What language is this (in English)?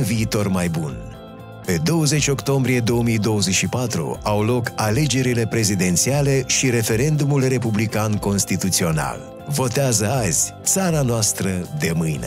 Romanian